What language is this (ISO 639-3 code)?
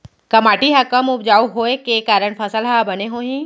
hne